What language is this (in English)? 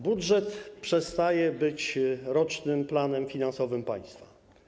Polish